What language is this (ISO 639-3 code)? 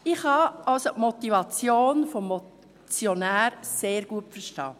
gsw